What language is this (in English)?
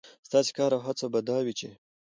Pashto